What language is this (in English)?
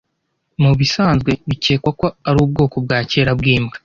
Kinyarwanda